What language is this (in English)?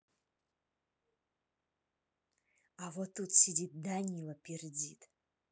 Russian